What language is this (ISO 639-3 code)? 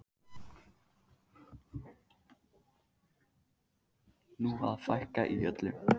isl